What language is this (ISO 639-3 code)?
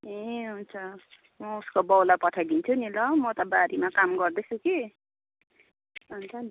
nep